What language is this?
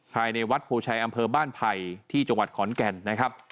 Thai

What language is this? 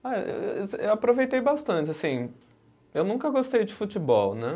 Portuguese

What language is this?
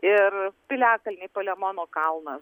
Lithuanian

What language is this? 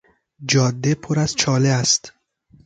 Persian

